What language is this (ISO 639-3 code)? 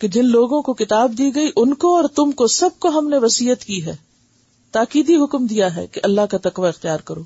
urd